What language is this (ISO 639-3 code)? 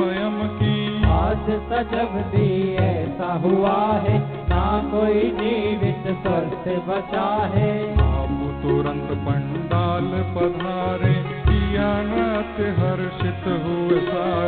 hin